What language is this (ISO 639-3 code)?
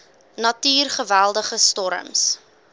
afr